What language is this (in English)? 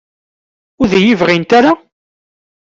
Kabyle